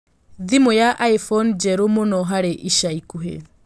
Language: Kikuyu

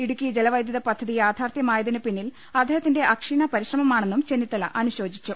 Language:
Malayalam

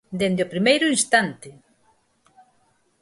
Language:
Galician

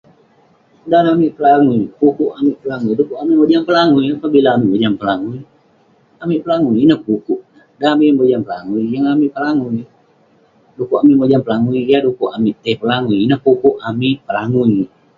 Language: Western Penan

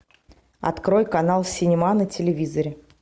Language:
Russian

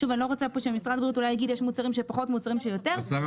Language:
Hebrew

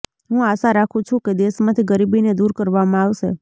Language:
Gujarati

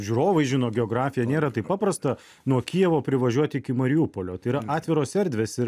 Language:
Lithuanian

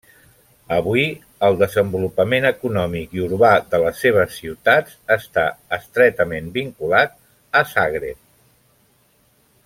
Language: Catalan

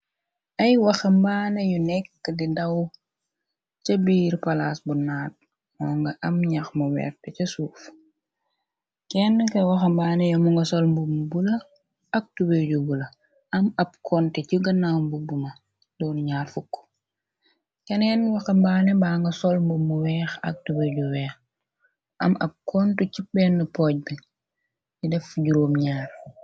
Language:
Wolof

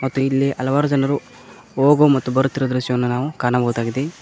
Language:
Kannada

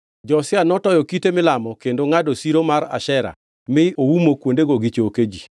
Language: Luo (Kenya and Tanzania)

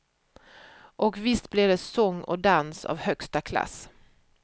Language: Swedish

